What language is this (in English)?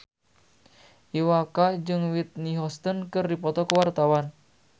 Sundanese